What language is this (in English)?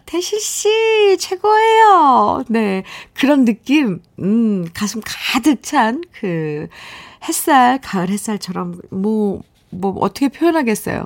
Korean